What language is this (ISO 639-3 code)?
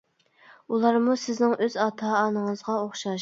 uig